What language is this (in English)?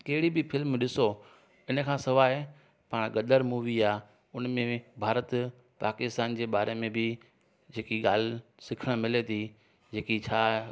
Sindhi